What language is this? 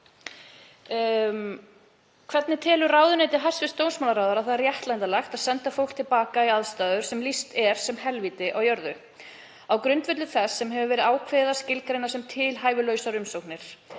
Icelandic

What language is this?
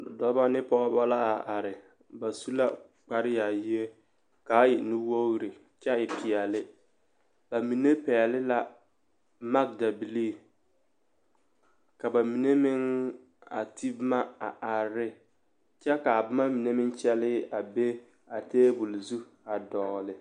Southern Dagaare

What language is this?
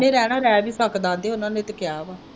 Punjabi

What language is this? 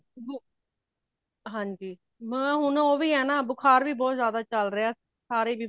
Punjabi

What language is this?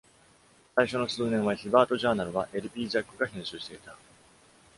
Japanese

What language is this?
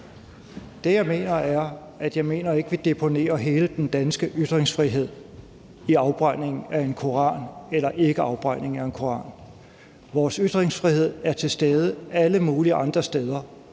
Danish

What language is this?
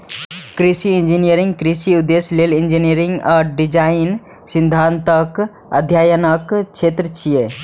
Maithili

